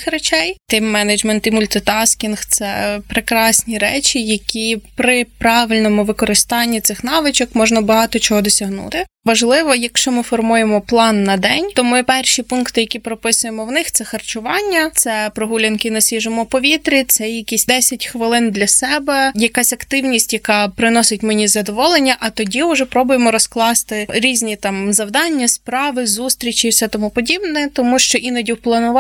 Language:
Ukrainian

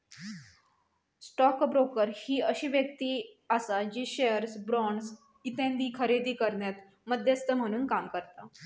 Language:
Marathi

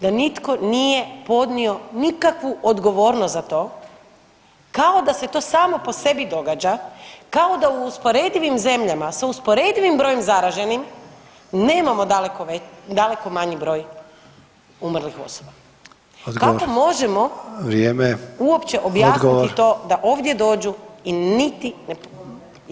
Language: Croatian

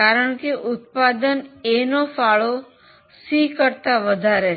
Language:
Gujarati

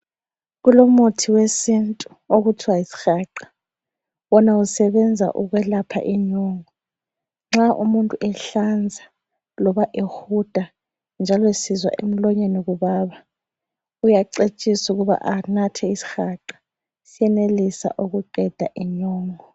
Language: North Ndebele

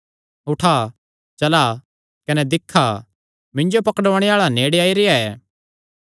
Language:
Kangri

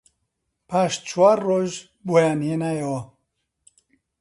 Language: Central Kurdish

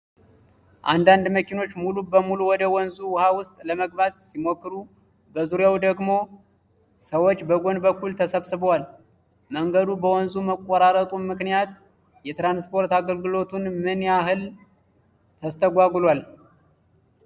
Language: Amharic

